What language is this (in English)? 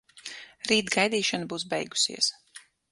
Latvian